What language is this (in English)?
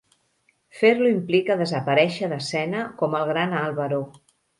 Catalan